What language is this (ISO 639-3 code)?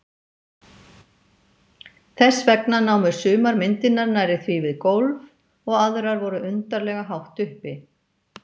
isl